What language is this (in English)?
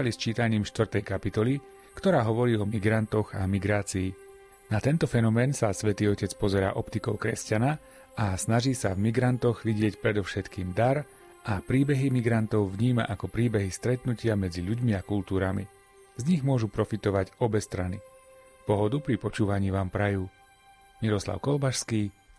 Slovak